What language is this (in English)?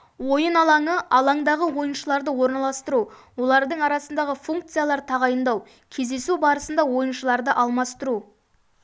Kazakh